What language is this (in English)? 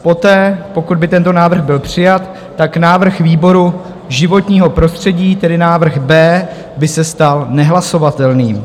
Czech